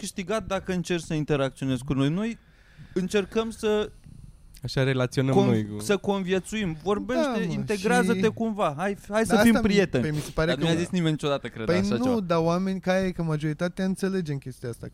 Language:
Romanian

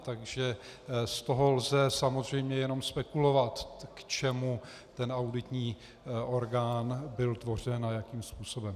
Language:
Czech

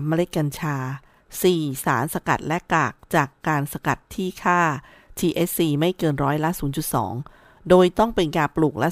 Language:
Thai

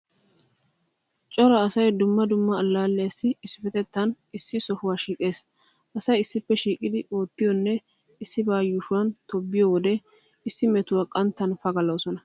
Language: Wolaytta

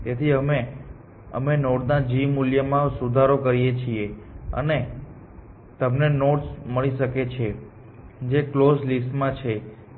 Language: Gujarati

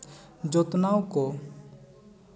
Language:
Santali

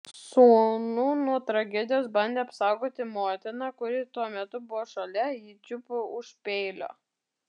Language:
Lithuanian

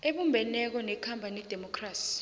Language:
South Ndebele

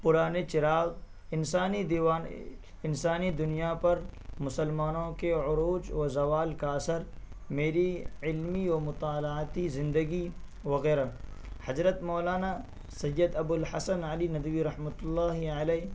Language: Urdu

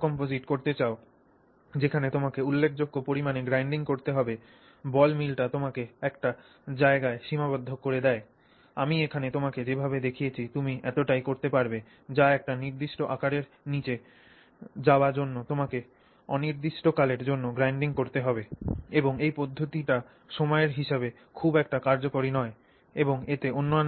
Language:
Bangla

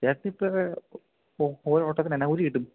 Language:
Malayalam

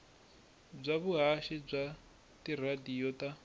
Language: Tsonga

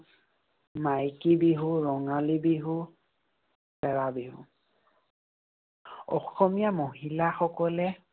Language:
Assamese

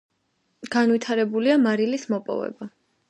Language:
Georgian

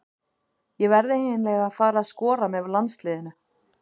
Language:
Icelandic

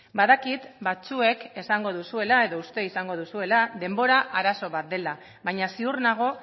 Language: Basque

